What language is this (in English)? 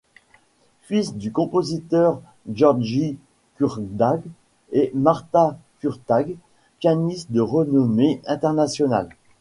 French